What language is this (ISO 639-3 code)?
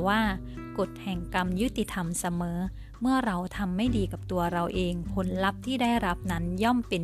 tha